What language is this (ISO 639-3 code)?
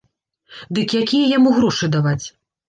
bel